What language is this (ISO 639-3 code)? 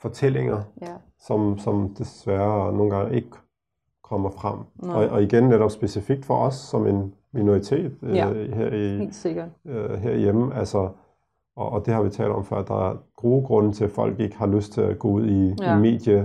dan